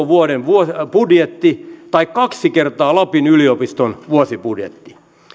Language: Finnish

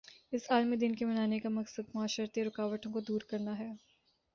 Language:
Urdu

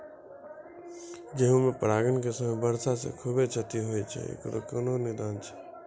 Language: Maithili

